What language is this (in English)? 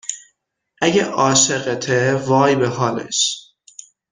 Persian